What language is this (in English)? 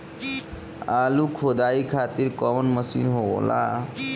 Bhojpuri